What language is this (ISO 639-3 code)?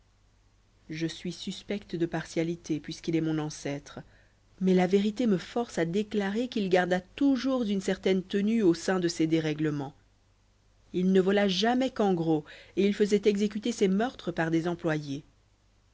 fra